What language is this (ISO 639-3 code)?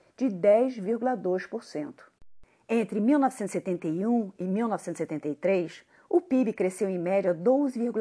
por